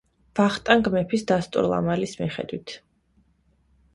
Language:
Georgian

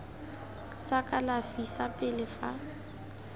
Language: Tswana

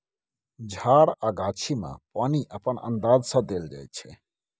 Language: Maithili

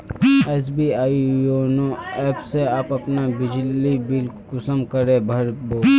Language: Magahi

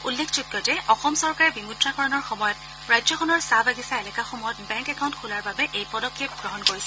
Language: Assamese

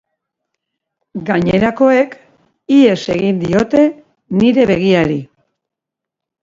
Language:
Basque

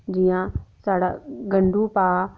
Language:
Dogri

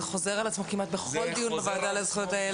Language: Hebrew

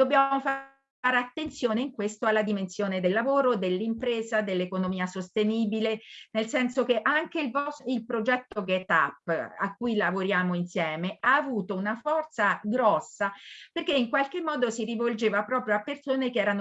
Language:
Italian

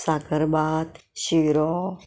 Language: Konkani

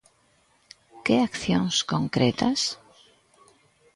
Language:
Galician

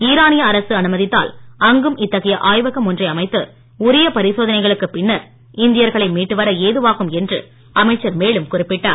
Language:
Tamil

